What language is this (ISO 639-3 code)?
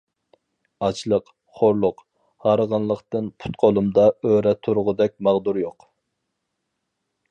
uig